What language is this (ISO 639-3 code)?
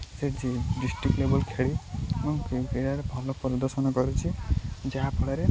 ori